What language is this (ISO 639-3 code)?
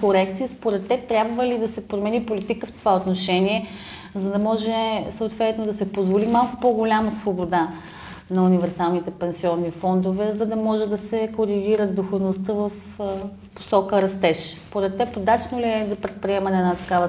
bul